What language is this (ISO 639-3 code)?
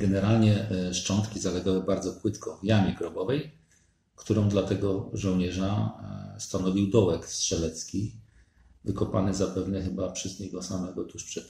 pol